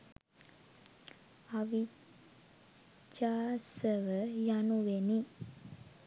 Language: Sinhala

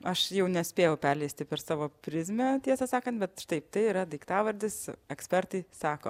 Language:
Lithuanian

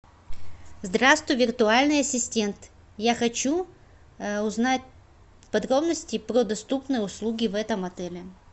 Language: Russian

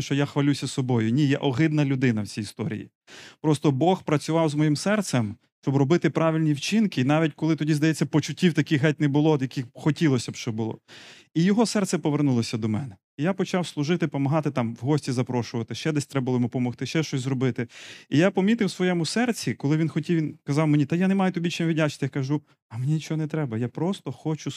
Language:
Ukrainian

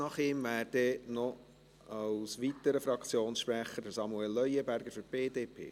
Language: Swiss German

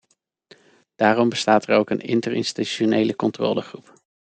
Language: Dutch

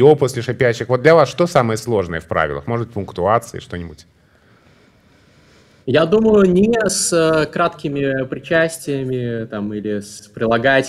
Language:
Russian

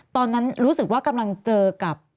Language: Thai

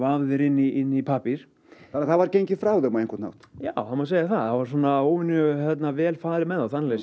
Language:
Icelandic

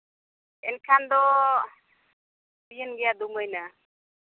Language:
Santali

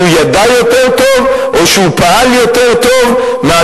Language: Hebrew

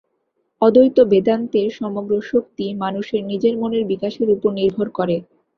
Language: Bangla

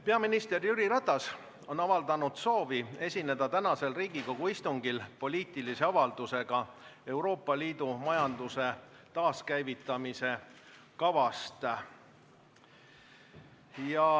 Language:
Estonian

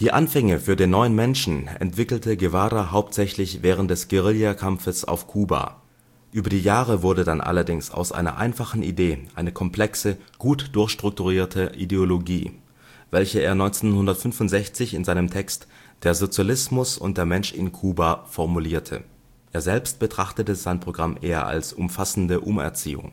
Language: German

